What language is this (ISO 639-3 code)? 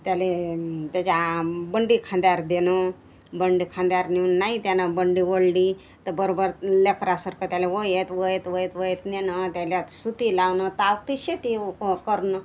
mar